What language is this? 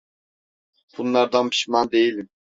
Turkish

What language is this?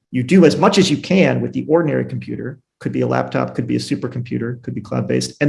English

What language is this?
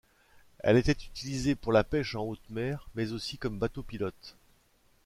French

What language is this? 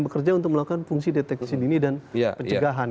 Indonesian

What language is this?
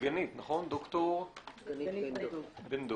Hebrew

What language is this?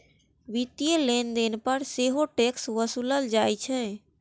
Maithili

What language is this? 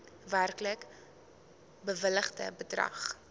Afrikaans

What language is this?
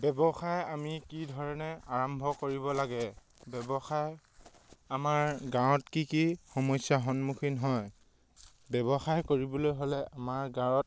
Assamese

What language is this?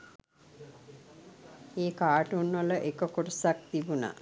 Sinhala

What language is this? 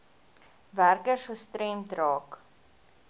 Afrikaans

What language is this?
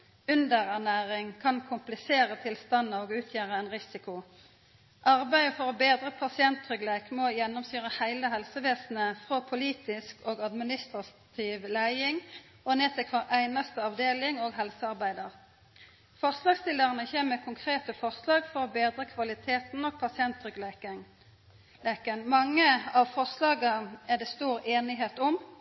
Norwegian Nynorsk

